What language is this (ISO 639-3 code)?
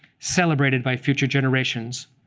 eng